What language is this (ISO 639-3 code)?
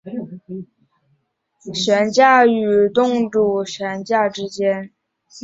zho